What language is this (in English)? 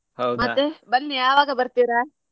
Kannada